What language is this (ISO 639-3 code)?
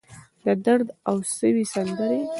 pus